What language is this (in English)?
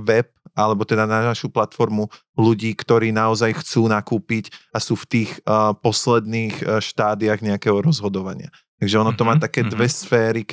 Slovak